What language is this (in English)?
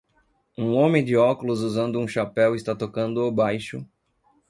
Portuguese